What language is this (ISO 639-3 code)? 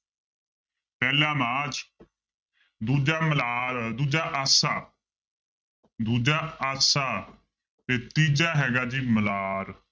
pan